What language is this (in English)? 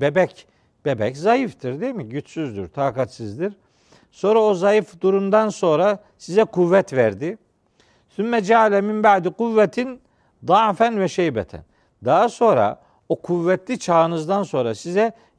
Turkish